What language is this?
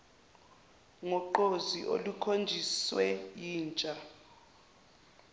Zulu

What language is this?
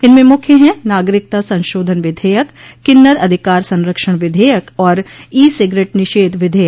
Hindi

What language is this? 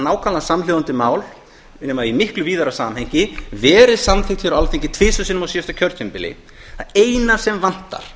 Icelandic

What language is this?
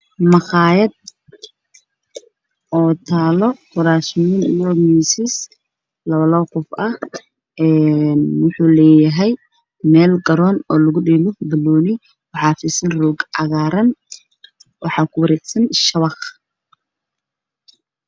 Somali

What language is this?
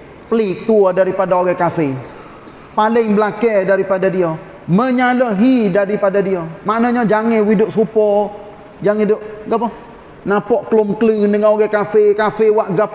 Malay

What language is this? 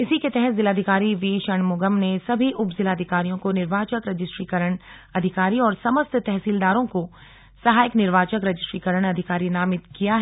Hindi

